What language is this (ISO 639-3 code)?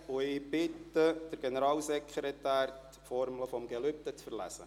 gsw